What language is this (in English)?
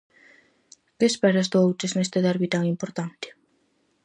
Galician